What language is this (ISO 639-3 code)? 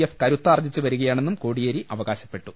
mal